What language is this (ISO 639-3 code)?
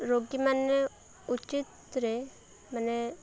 ori